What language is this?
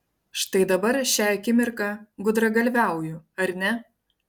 Lithuanian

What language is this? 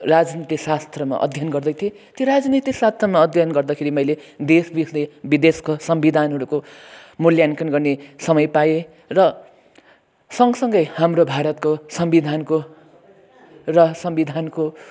Nepali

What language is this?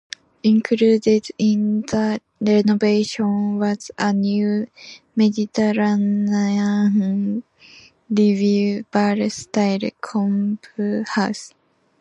English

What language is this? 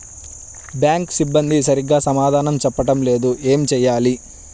Telugu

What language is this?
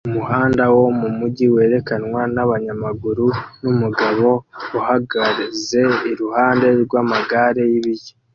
Kinyarwanda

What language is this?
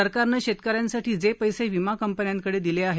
Marathi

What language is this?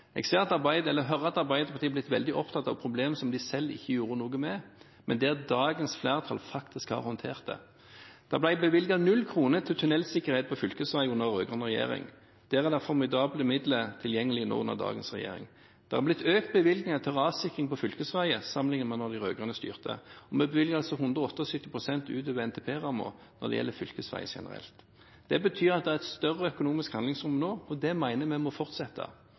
Norwegian Bokmål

